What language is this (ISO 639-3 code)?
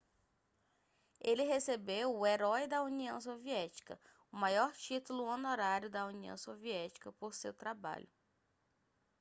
por